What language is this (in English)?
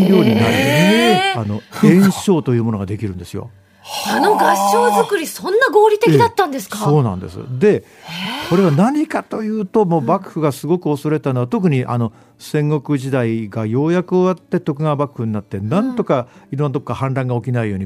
Japanese